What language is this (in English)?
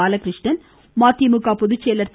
Tamil